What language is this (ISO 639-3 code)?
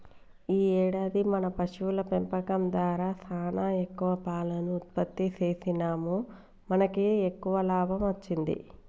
tel